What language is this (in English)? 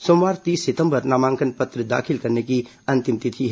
Hindi